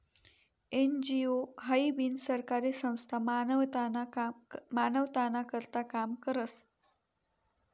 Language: Marathi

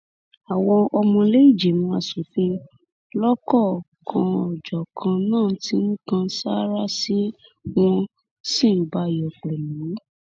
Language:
Yoruba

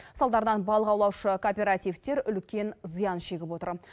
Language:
Kazakh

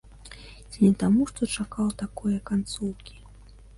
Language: Belarusian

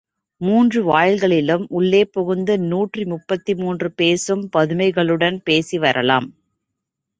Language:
Tamil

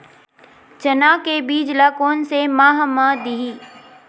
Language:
Chhattisgarhi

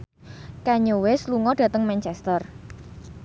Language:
Javanese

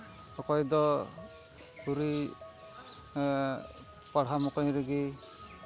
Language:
Santali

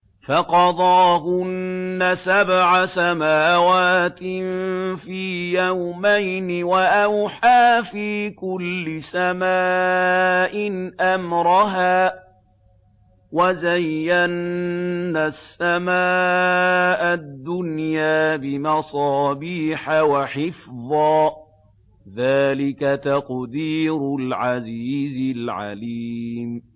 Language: Arabic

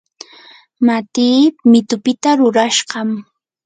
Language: Yanahuanca Pasco Quechua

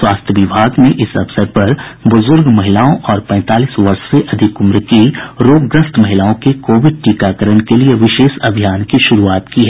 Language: Hindi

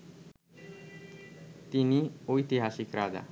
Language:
Bangla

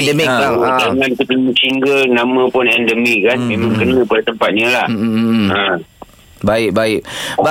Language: Malay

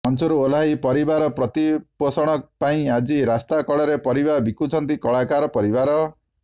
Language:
Odia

